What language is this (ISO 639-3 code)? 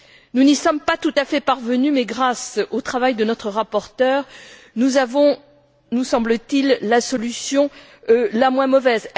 fra